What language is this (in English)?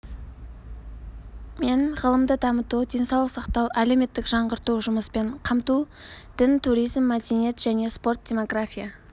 Kazakh